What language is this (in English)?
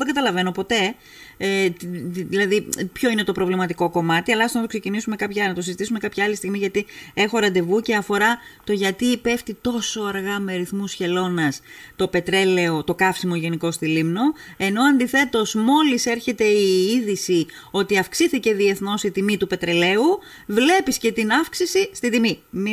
Greek